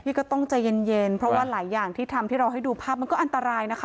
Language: Thai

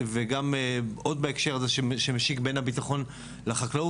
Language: Hebrew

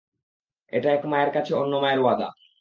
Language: Bangla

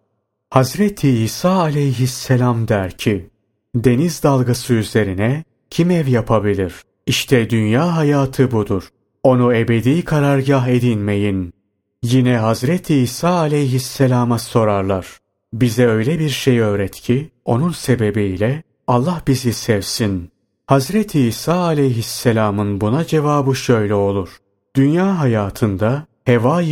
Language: Turkish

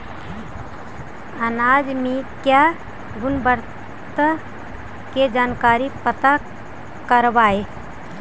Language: Magahi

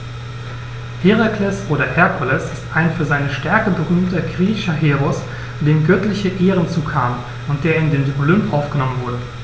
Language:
German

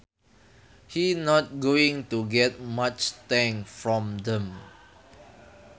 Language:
Sundanese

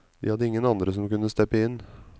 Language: Norwegian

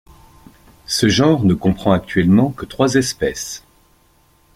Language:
French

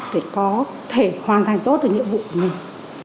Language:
Vietnamese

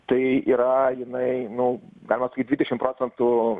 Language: Lithuanian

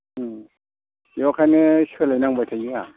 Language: Bodo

